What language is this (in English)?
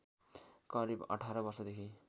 Nepali